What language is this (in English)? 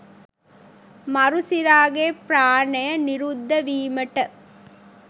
Sinhala